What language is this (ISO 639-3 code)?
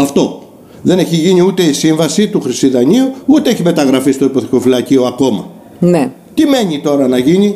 ell